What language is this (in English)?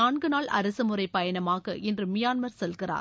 Tamil